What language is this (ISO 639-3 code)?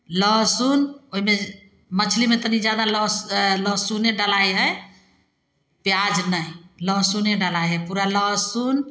mai